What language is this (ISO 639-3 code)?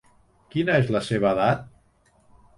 cat